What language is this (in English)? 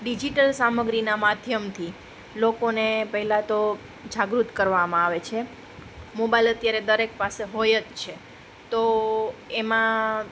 Gujarati